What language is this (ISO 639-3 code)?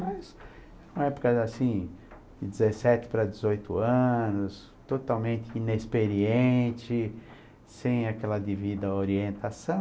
por